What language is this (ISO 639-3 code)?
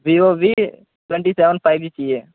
urd